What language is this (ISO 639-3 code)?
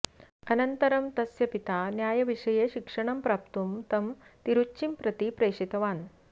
san